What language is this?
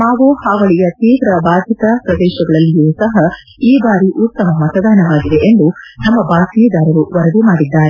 Kannada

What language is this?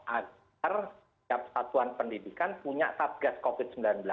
Indonesian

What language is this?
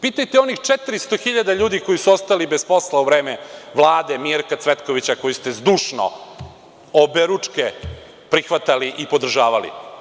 Serbian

